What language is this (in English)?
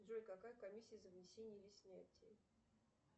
Russian